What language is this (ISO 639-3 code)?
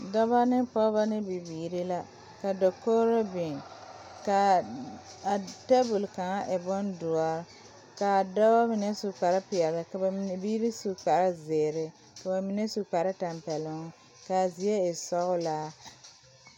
dga